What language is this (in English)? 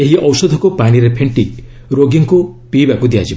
Odia